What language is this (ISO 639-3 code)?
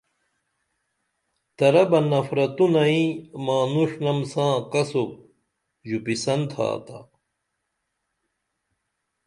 dml